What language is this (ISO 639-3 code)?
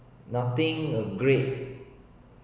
eng